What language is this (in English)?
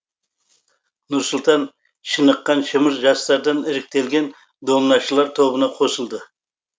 Kazakh